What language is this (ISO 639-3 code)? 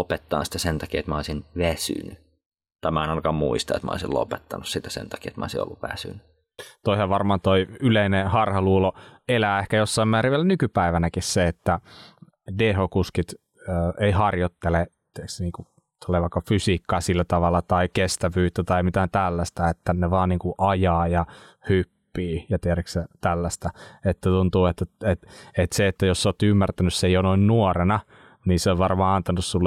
fin